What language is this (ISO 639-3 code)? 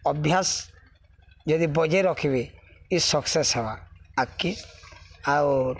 ori